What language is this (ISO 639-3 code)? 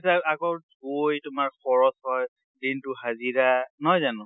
asm